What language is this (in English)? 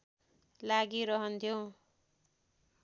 Nepali